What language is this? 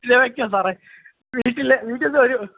Malayalam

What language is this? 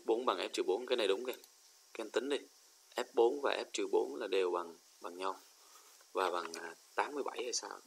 Vietnamese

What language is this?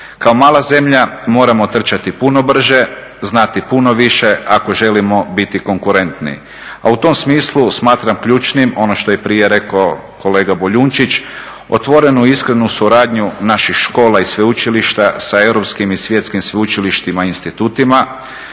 Croatian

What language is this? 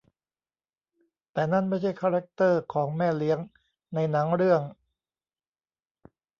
Thai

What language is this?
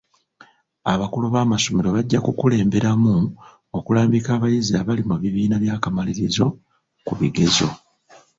Ganda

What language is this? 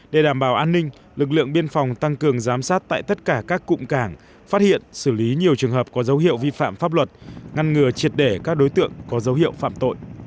Vietnamese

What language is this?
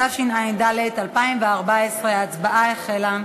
Hebrew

